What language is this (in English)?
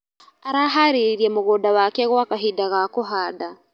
Kikuyu